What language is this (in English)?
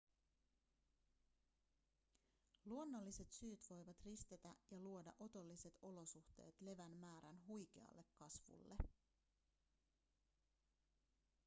Finnish